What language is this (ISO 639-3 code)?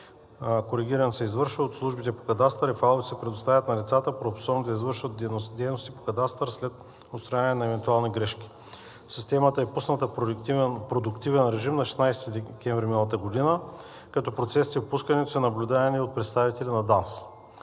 bul